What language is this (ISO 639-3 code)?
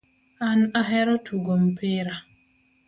luo